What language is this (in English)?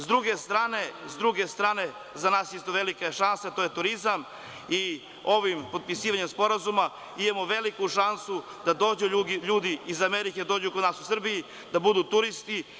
Serbian